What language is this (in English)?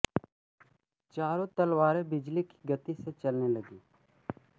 Hindi